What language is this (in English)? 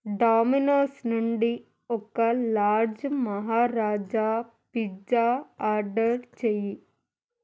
Telugu